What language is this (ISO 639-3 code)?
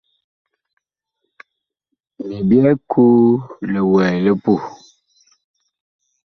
bkh